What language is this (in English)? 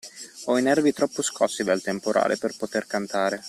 Italian